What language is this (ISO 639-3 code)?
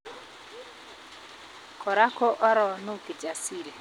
kln